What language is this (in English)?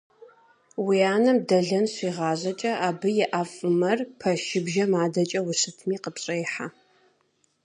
Kabardian